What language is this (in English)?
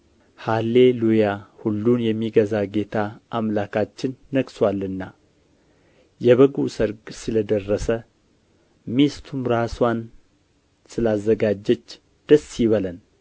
Amharic